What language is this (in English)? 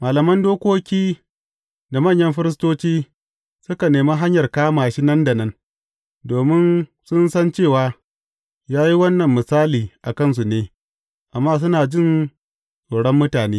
Hausa